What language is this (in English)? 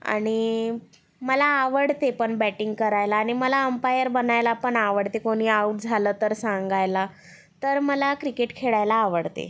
Marathi